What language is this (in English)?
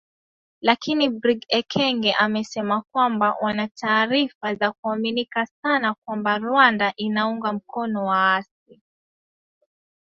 Swahili